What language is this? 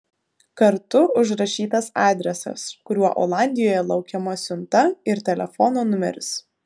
Lithuanian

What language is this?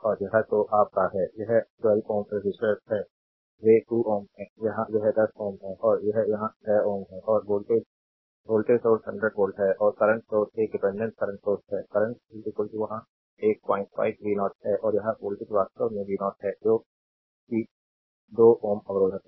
Hindi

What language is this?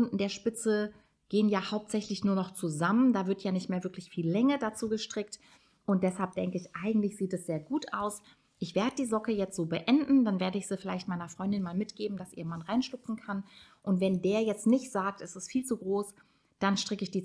German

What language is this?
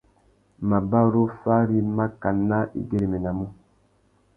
Tuki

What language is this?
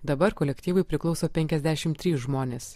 Lithuanian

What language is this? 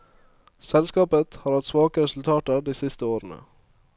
Norwegian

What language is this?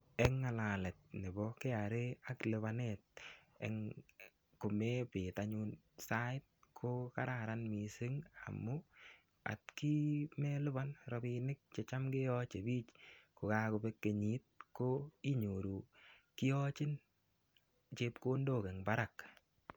Kalenjin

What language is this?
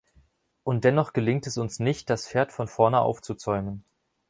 German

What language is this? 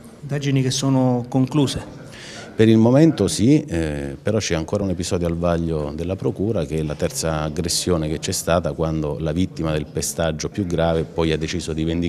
Italian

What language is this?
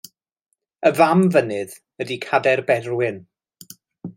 Welsh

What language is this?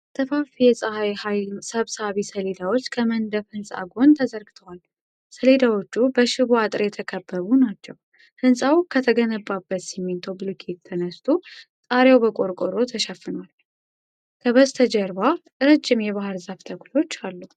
Amharic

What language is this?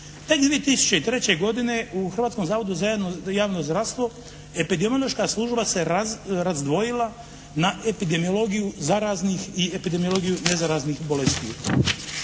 Croatian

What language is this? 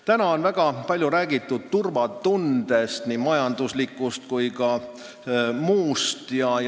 Estonian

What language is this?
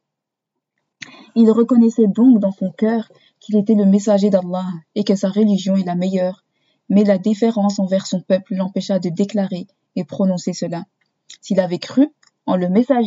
French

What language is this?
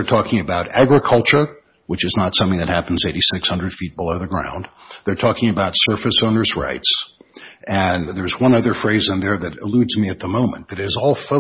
English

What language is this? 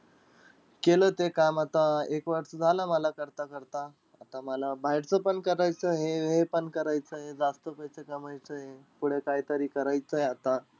Marathi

